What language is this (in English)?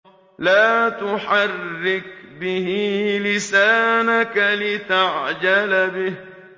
Arabic